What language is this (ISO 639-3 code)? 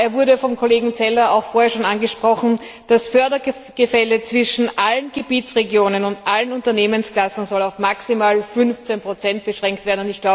deu